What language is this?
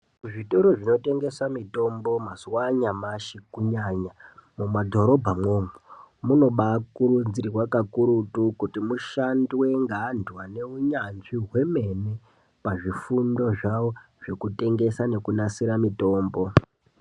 Ndau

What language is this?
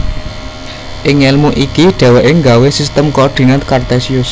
Javanese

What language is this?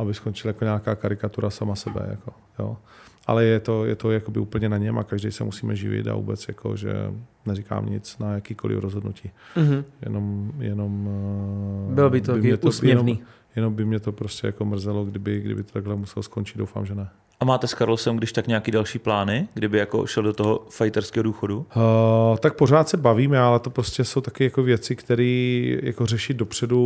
Czech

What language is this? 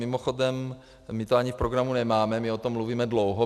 Czech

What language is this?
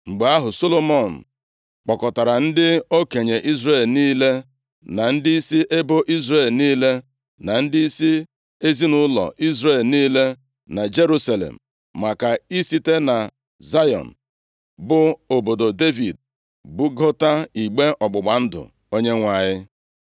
Igbo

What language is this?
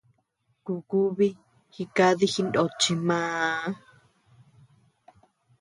Tepeuxila Cuicatec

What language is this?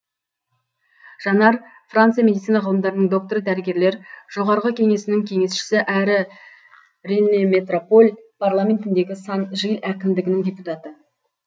Kazakh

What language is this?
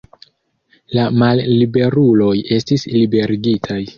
Esperanto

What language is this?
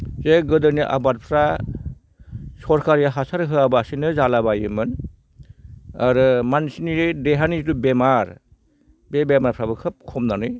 Bodo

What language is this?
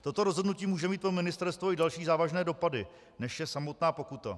Czech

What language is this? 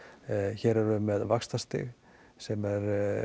Icelandic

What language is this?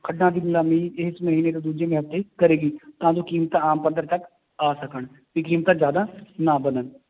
Punjabi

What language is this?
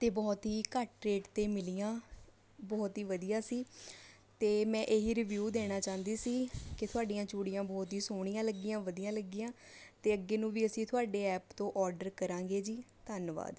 Punjabi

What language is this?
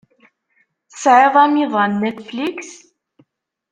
Kabyle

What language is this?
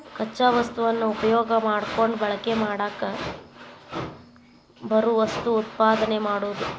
Kannada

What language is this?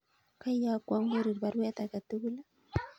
Kalenjin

